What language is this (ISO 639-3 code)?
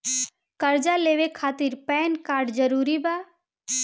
bho